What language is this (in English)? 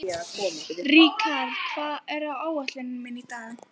Icelandic